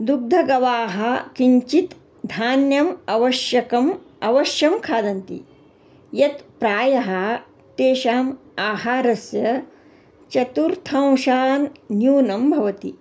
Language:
Sanskrit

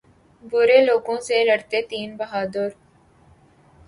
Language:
Urdu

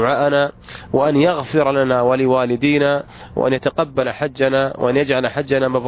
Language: Arabic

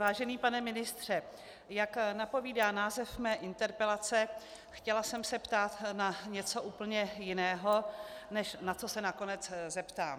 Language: Czech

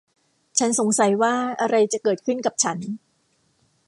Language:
Thai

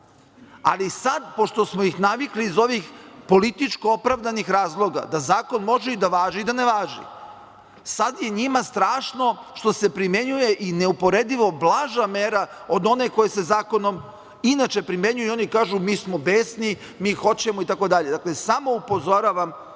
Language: Serbian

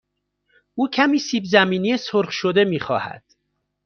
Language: Persian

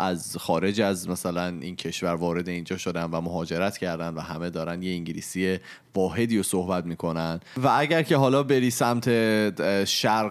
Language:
Persian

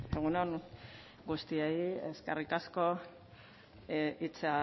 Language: Basque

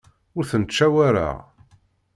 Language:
Kabyle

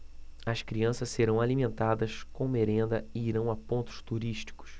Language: Portuguese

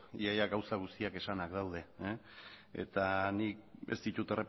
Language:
Basque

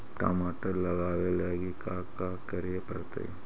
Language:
Magahi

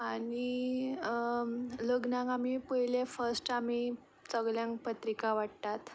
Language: Konkani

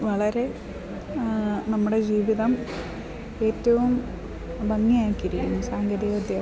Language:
Malayalam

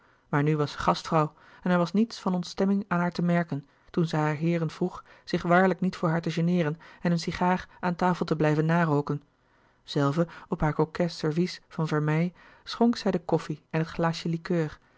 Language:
Dutch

